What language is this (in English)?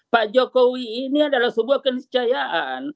Indonesian